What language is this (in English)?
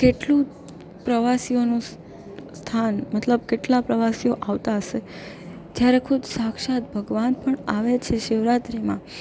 Gujarati